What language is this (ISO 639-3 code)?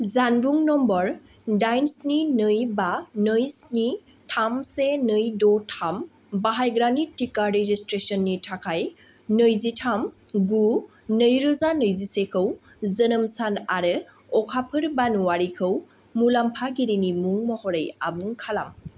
brx